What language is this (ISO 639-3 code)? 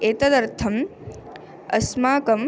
san